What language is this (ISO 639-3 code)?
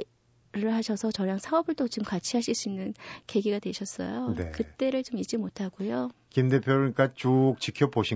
kor